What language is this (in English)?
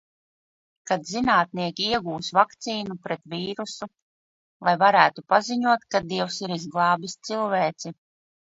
Latvian